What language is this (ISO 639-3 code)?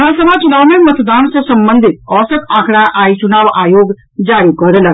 mai